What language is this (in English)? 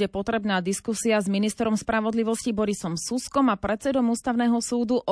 Slovak